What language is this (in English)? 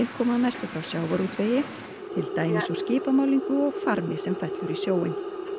Icelandic